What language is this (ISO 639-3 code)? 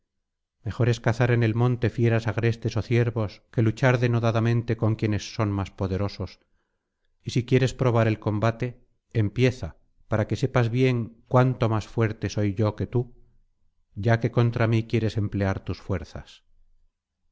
spa